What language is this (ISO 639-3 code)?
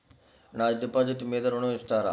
tel